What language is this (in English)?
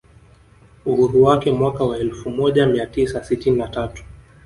Swahili